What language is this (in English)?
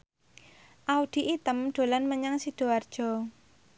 Javanese